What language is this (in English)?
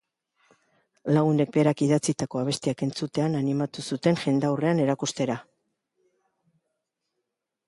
Basque